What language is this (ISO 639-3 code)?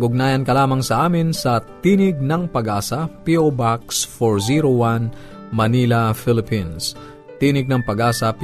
fil